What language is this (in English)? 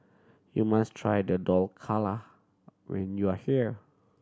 English